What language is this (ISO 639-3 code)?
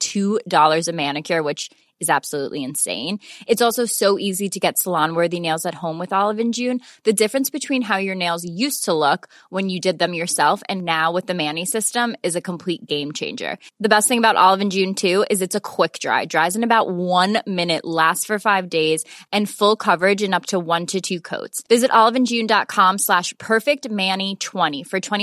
eng